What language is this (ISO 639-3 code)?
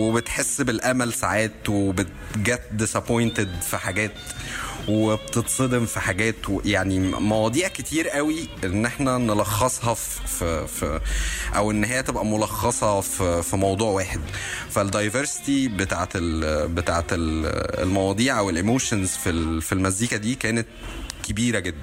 ara